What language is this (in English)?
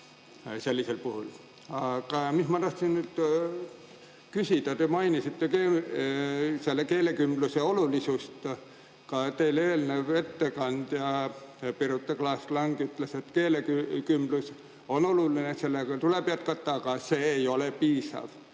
Estonian